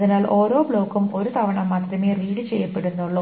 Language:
Malayalam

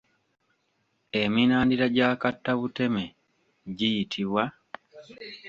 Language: Ganda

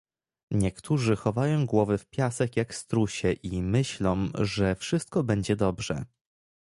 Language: Polish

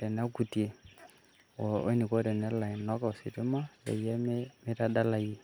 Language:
Masai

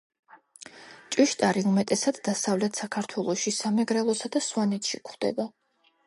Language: Georgian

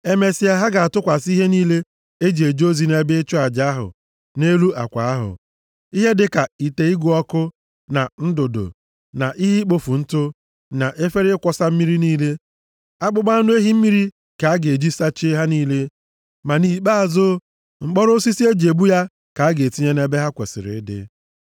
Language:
Igbo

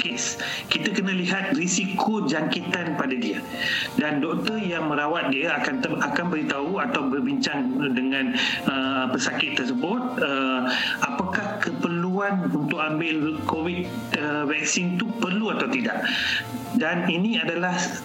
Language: Malay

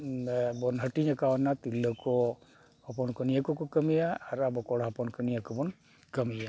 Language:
Santali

